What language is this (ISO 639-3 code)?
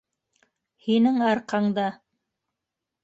bak